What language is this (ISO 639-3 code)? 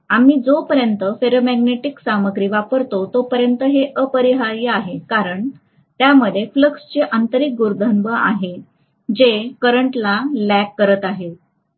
mar